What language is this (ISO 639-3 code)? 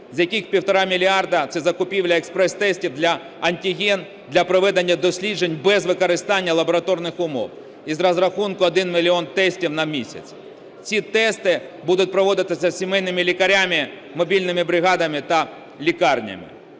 ukr